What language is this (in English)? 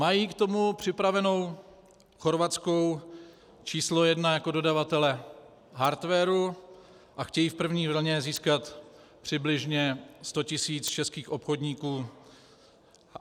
Czech